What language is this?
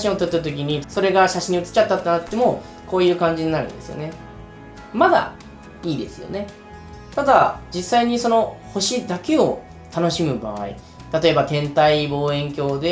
Japanese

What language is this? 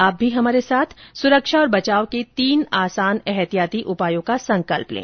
Hindi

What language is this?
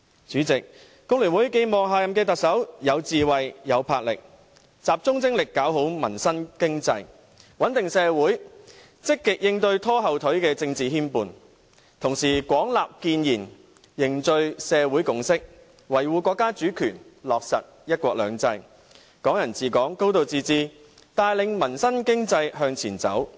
Cantonese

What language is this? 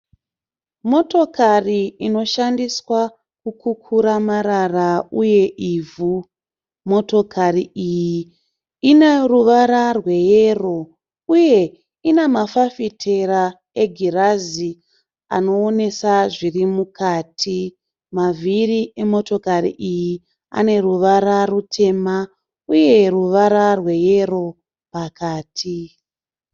Shona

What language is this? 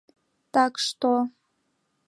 Mari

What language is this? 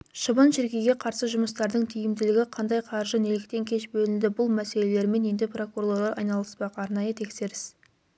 Kazakh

